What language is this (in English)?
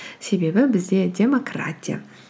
Kazakh